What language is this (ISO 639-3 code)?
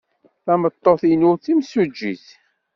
kab